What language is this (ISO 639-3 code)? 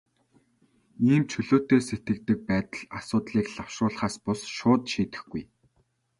mon